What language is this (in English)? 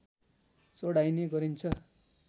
Nepali